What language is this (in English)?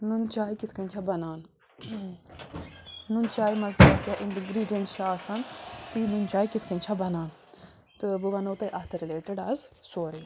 Kashmiri